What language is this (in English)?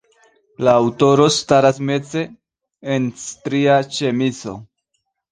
Esperanto